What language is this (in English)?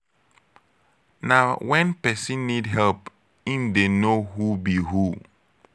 Nigerian Pidgin